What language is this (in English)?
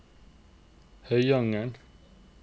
Norwegian